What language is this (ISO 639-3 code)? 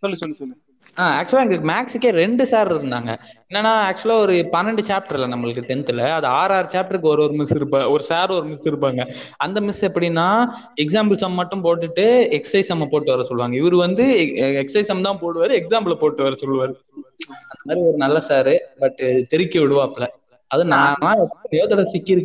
tam